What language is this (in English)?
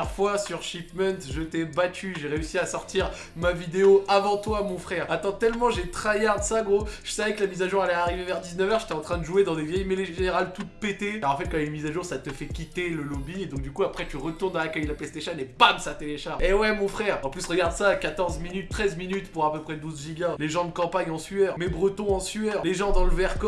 French